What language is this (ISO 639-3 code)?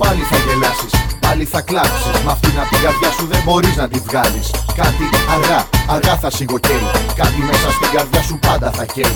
ell